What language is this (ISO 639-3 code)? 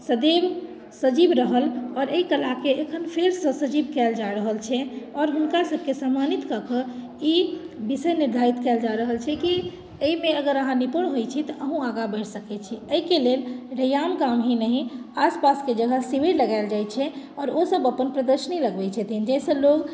mai